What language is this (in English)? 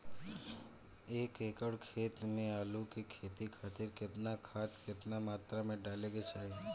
Bhojpuri